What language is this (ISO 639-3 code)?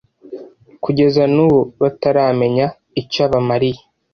kin